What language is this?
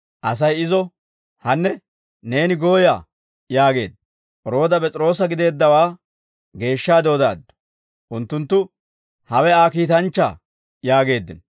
Dawro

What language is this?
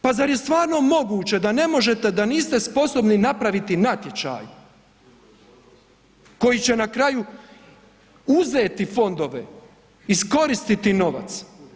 Croatian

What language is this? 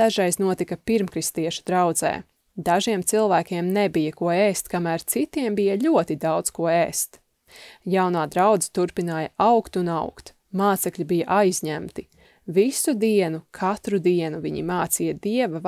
Latvian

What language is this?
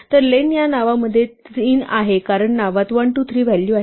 Marathi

